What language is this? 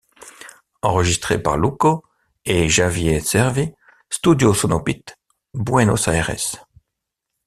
French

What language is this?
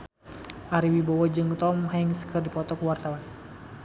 Sundanese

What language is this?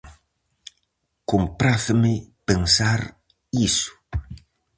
Galician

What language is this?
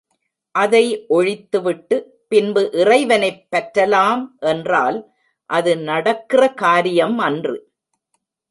Tamil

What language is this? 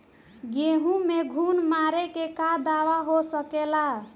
Bhojpuri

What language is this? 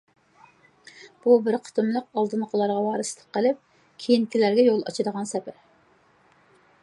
Uyghur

